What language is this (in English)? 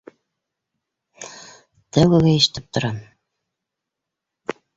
Bashkir